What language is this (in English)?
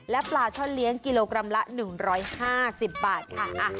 Thai